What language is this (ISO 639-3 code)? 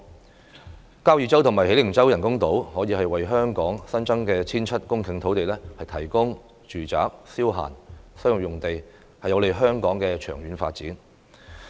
yue